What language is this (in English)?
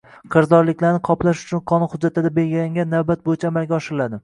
Uzbek